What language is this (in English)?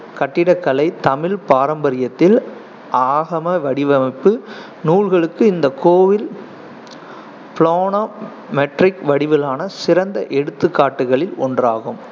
Tamil